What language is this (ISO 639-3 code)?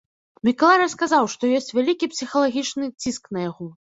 bel